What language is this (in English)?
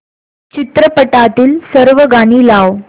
Marathi